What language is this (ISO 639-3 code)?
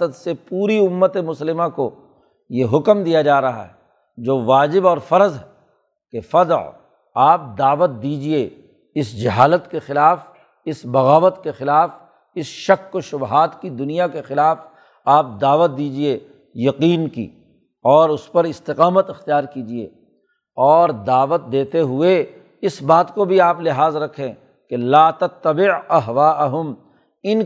urd